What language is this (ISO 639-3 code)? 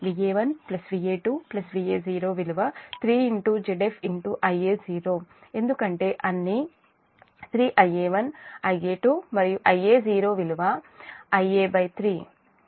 tel